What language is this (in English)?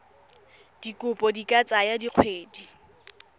Tswana